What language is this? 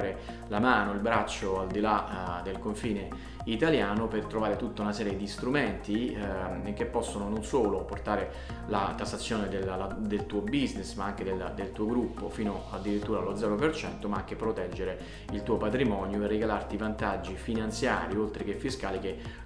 Italian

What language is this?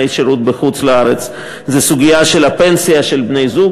Hebrew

